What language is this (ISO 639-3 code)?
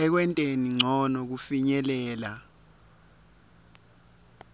ssw